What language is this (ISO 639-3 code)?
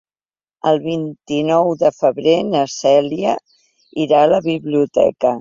cat